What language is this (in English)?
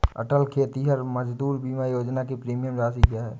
Hindi